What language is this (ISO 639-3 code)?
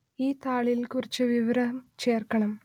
mal